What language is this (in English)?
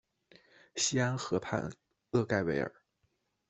Chinese